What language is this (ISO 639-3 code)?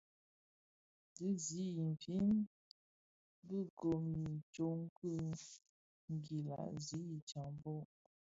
ksf